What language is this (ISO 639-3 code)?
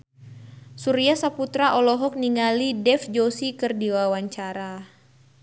sun